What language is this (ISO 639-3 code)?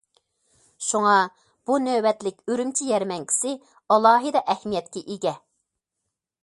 uig